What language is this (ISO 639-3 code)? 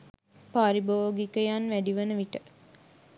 sin